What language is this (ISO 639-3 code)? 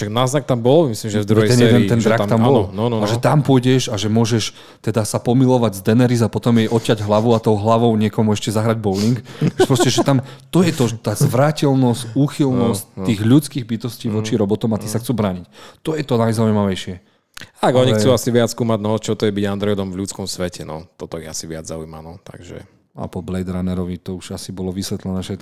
slk